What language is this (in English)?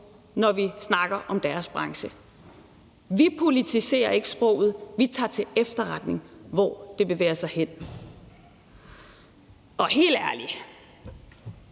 Danish